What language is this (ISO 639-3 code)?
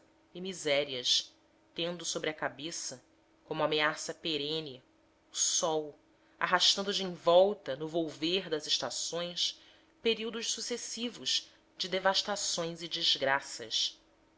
por